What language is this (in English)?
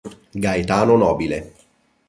Italian